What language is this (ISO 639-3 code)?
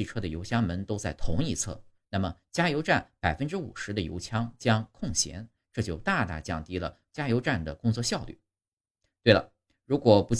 zho